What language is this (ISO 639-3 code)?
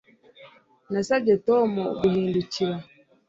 kin